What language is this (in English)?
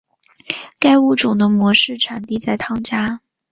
Chinese